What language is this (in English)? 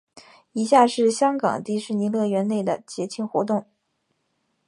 Chinese